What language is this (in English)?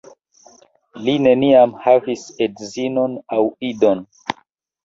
Esperanto